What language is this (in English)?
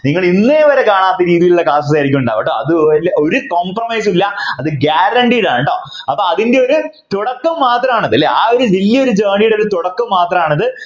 Malayalam